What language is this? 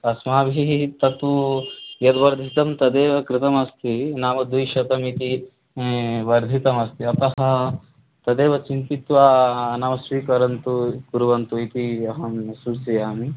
Sanskrit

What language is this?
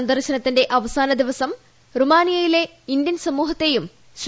Malayalam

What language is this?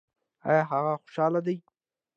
Pashto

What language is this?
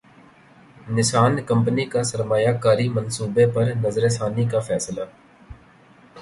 Urdu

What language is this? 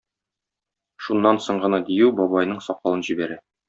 Tatar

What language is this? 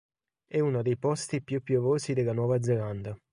Italian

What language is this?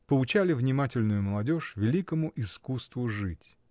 Russian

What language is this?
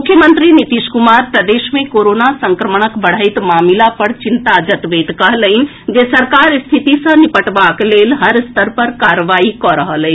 Maithili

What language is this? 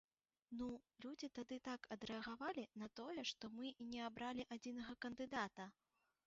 Belarusian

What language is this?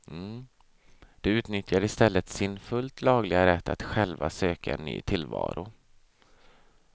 Swedish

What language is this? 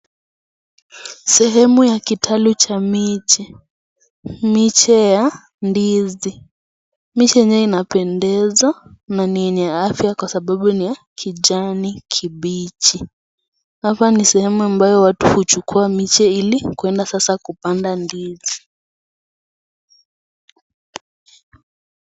Swahili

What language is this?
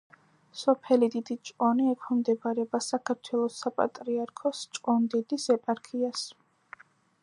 Georgian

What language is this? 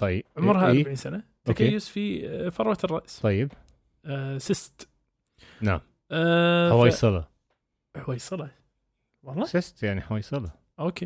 Arabic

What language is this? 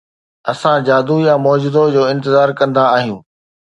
Sindhi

